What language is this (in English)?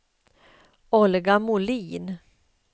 Swedish